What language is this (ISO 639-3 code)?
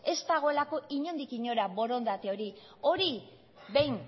eus